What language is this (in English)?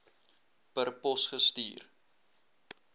Afrikaans